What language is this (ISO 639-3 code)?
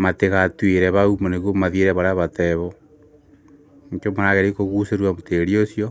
kik